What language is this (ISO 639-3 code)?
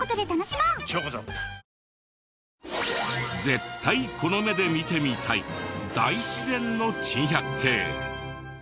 jpn